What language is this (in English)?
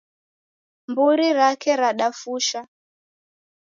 Taita